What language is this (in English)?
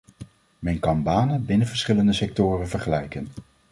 Dutch